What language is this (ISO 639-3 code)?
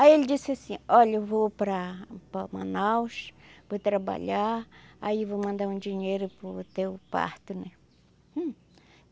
por